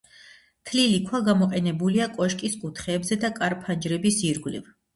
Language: Georgian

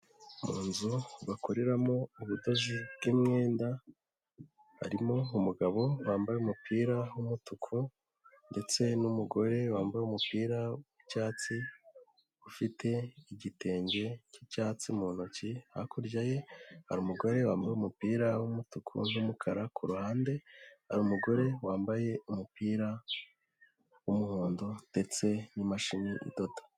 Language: Kinyarwanda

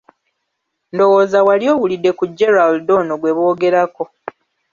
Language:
Ganda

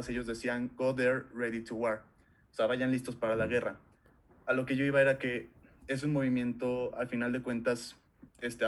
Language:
Spanish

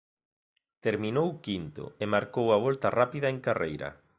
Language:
Galician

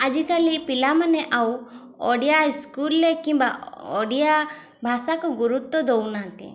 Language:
Odia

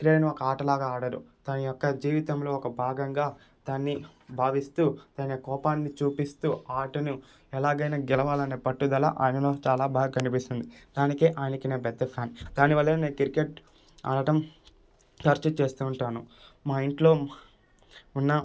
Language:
Telugu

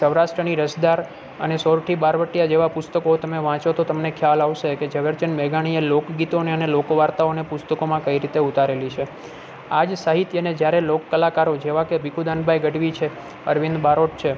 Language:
Gujarati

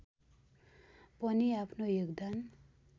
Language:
Nepali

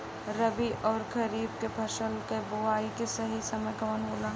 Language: Bhojpuri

